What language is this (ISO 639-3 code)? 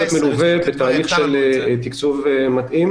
heb